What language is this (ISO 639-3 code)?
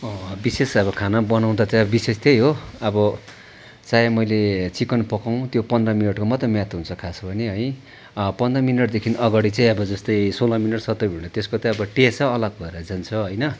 nep